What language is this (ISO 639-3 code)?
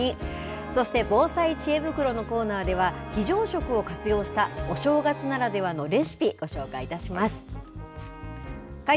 jpn